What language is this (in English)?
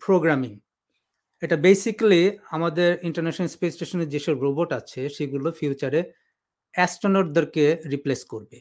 Bangla